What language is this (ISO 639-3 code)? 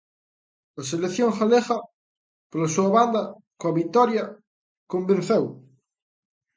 glg